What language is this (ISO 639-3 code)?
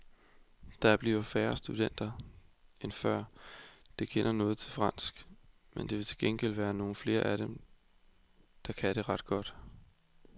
dan